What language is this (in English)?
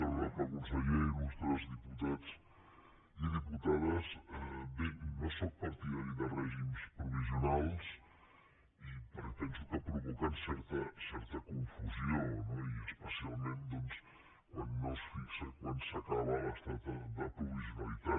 Catalan